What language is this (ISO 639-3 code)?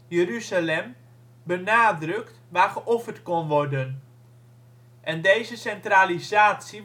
nld